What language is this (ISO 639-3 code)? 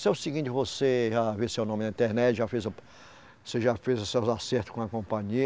por